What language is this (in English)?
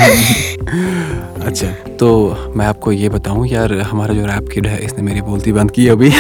Urdu